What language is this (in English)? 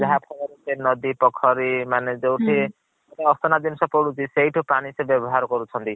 Odia